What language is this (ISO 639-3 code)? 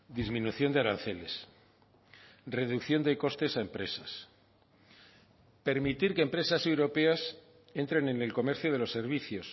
spa